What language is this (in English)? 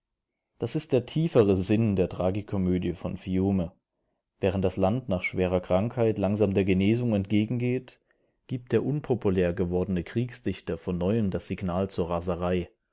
German